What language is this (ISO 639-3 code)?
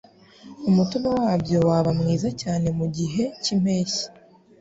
kin